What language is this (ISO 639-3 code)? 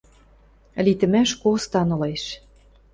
mrj